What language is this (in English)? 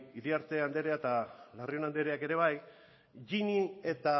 Basque